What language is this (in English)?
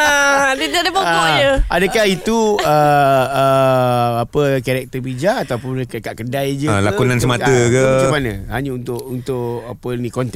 Malay